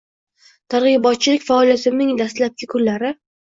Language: Uzbek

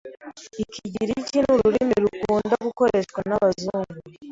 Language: Kinyarwanda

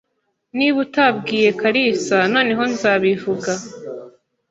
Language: Kinyarwanda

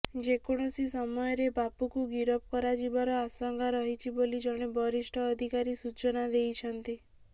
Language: Odia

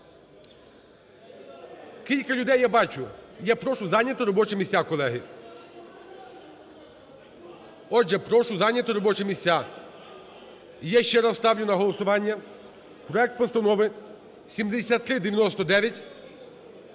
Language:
Ukrainian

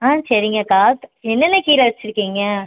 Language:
Tamil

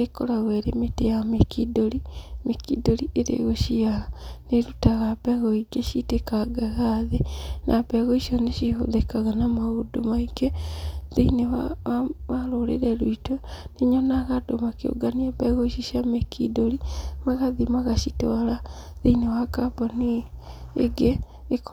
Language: Kikuyu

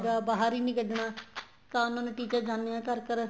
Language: Punjabi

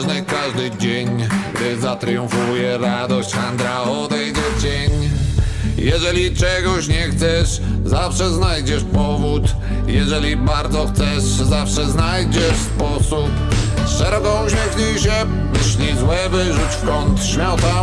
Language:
Polish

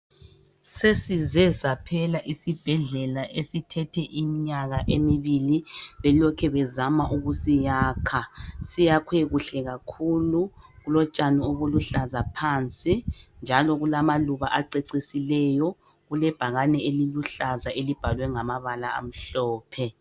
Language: North Ndebele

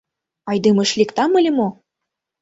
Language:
Mari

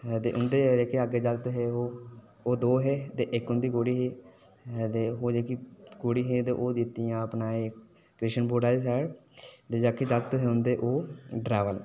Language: Dogri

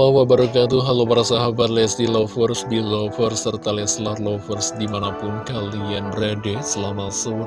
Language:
Indonesian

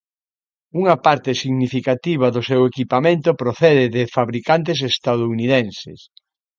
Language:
Galician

